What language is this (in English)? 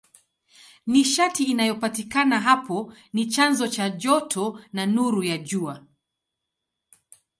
Swahili